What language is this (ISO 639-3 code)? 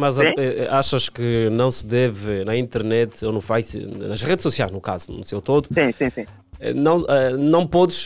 por